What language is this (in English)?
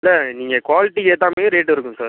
Tamil